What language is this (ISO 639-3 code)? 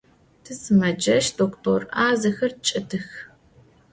ady